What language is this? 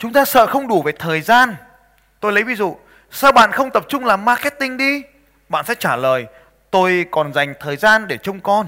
Vietnamese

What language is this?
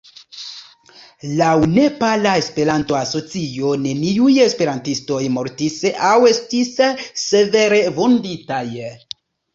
Esperanto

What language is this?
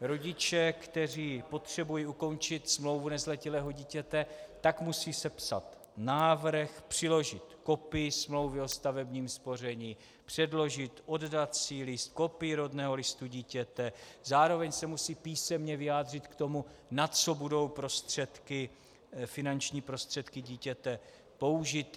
Czech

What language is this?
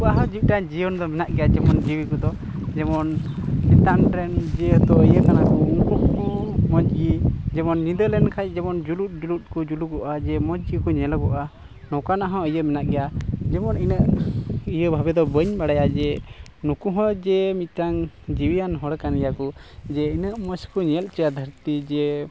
Santali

